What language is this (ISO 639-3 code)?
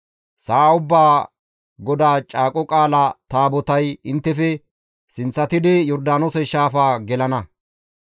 gmv